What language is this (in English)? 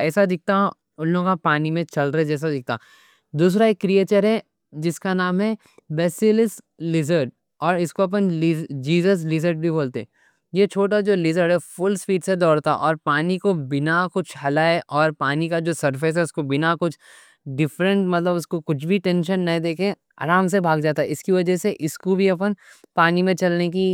Deccan